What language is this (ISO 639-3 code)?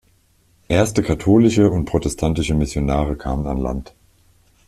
deu